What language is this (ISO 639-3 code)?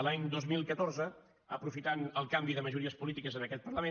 cat